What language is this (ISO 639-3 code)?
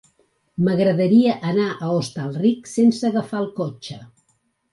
cat